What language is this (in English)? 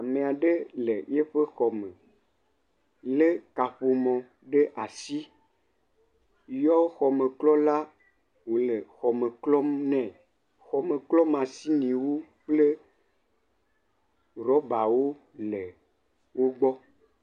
Ewe